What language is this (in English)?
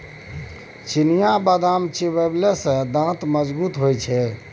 Maithili